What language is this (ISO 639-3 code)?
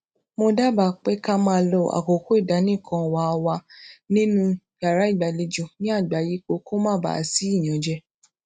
yor